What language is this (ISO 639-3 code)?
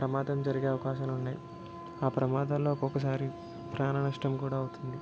tel